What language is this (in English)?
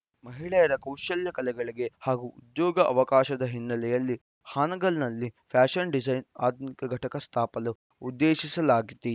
Kannada